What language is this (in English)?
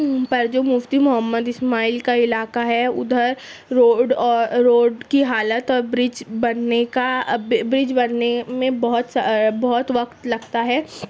Urdu